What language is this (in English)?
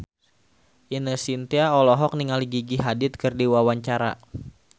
Sundanese